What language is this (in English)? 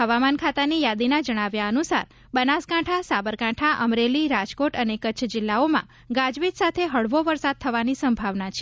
Gujarati